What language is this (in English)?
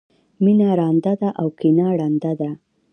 Pashto